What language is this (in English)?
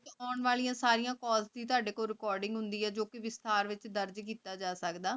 Punjabi